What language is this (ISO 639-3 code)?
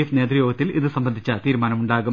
mal